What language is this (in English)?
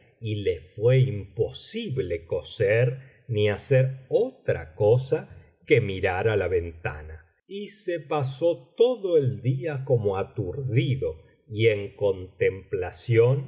Spanish